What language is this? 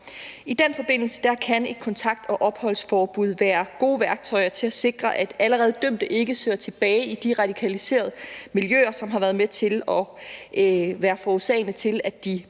Danish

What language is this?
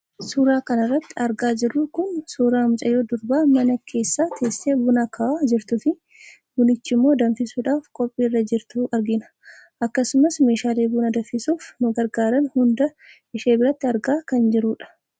Oromo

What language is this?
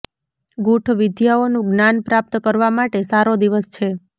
Gujarati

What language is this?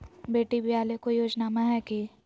Magahi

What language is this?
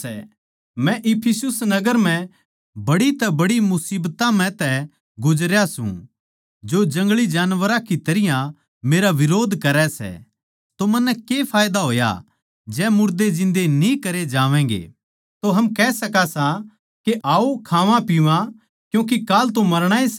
Haryanvi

